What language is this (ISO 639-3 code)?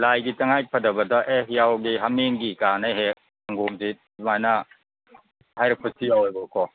mni